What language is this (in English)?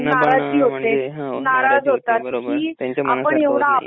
Marathi